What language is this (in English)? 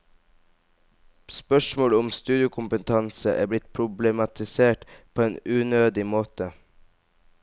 Norwegian